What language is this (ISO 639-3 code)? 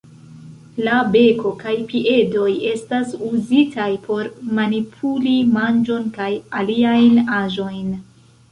epo